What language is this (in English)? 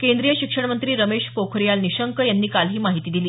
Marathi